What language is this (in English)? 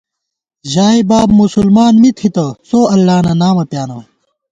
Gawar-Bati